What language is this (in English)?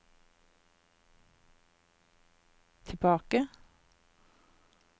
Norwegian